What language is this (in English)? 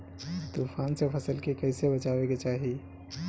Bhojpuri